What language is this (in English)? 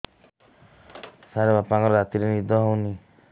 Odia